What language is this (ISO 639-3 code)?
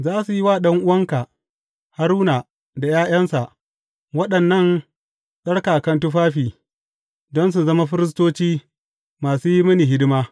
hau